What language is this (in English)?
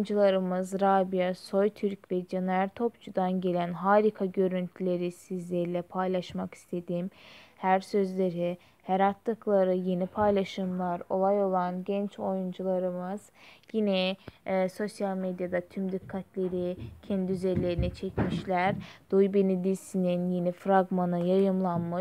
Turkish